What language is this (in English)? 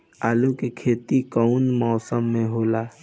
Bhojpuri